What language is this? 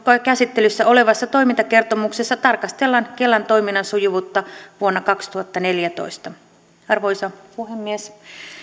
Finnish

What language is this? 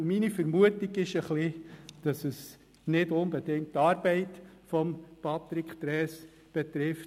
Swiss German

